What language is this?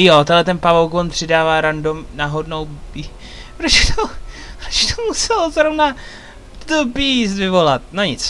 Czech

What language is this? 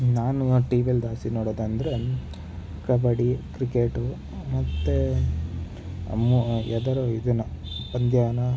Kannada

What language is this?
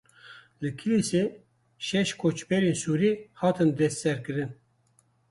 Kurdish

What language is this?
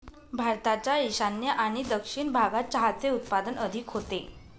Marathi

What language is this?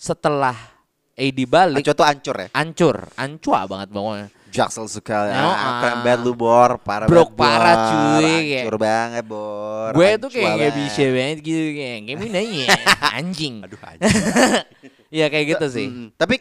Indonesian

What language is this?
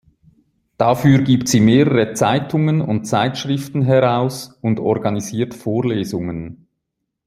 German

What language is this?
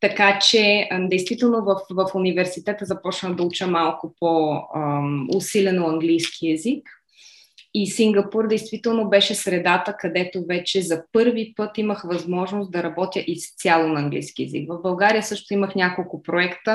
Bulgarian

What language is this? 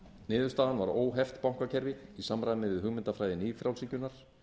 Icelandic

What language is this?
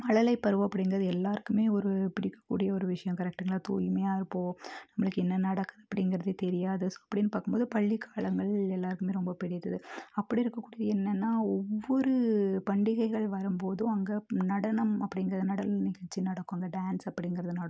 Tamil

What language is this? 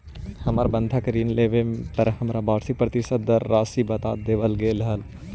Magahi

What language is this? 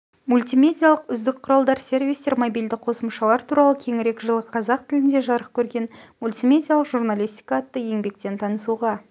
Kazakh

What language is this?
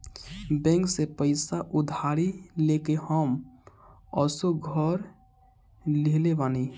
Bhojpuri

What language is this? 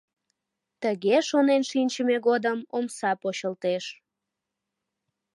Mari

